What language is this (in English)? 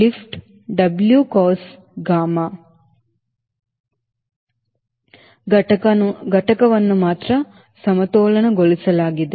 Kannada